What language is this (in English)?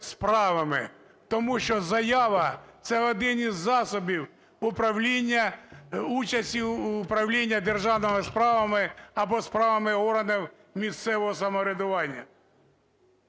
Ukrainian